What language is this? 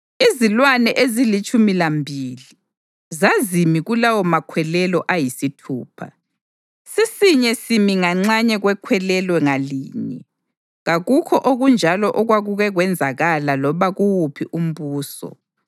North Ndebele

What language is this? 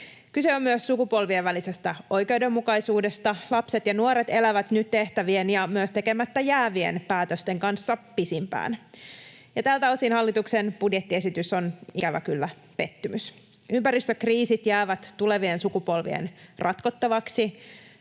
Finnish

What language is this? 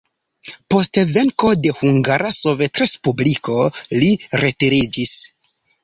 Esperanto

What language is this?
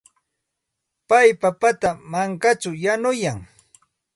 Santa Ana de Tusi Pasco Quechua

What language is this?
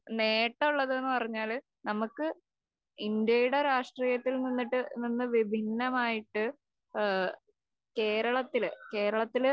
Malayalam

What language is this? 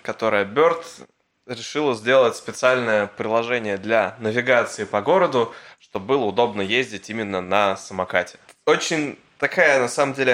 Russian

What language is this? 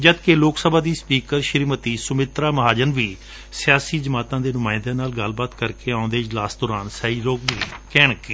Punjabi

